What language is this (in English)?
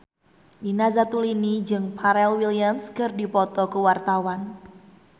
Sundanese